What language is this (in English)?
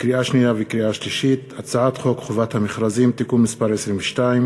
Hebrew